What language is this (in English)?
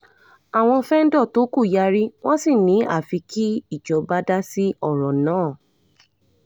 Yoruba